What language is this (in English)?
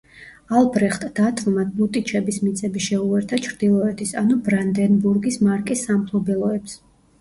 Georgian